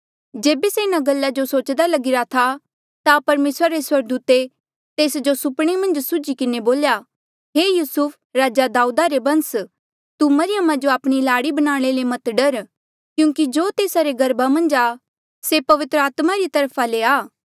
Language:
Mandeali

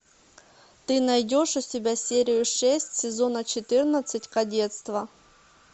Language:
Russian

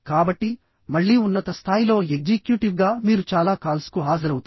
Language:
Telugu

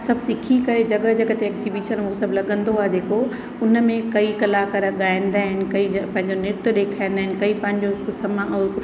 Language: Sindhi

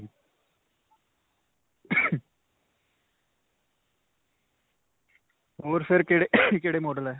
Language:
Punjabi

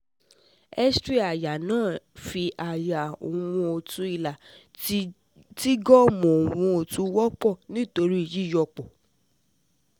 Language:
Yoruba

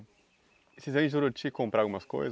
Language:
Portuguese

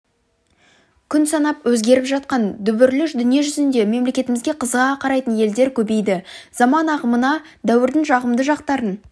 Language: Kazakh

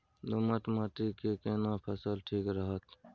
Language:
Maithili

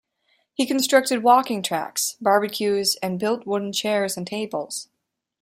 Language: English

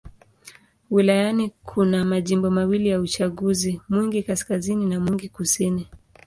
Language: Swahili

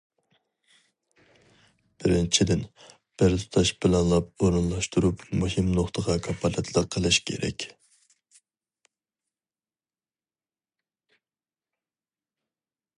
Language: Uyghur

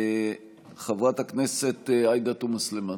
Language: Hebrew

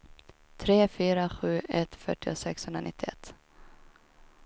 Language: Swedish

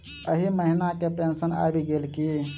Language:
Maithili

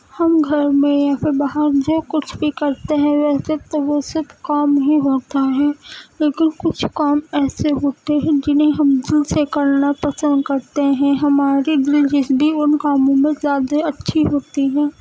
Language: Urdu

